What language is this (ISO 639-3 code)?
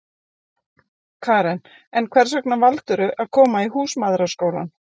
isl